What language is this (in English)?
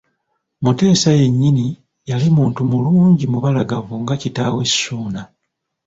Ganda